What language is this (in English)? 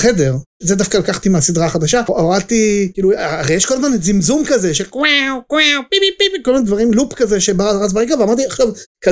Hebrew